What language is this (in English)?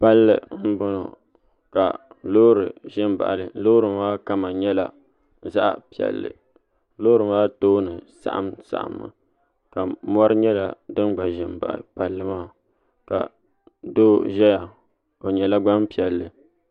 Dagbani